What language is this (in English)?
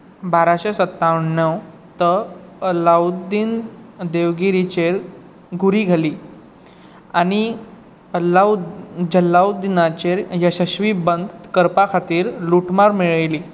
Konkani